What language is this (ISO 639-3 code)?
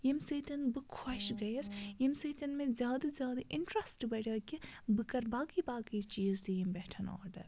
kas